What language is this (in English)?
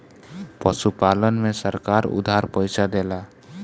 Bhojpuri